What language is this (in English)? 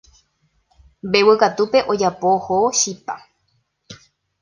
Guarani